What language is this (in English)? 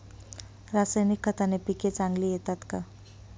Marathi